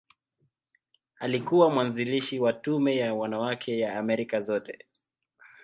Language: Swahili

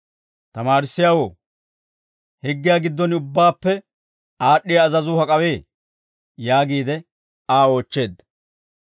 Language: Dawro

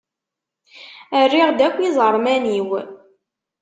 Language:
Kabyle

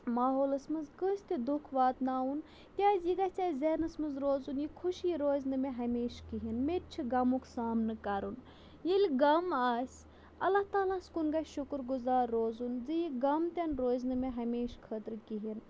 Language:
Kashmiri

